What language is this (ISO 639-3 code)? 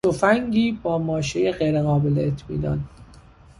fas